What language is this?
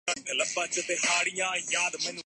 Urdu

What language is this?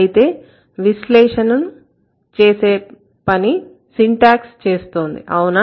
Telugu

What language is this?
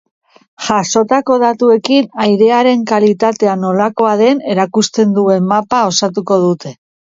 Basque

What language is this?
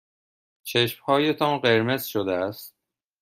Persian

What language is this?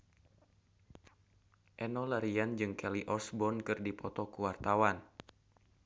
Sundanese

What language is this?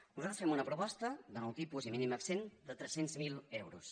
Catalan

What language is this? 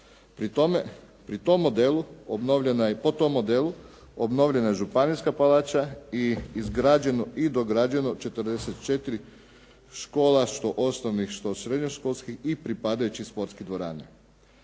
Croatian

